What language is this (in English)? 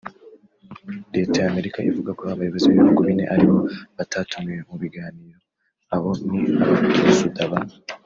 Kinyarwanda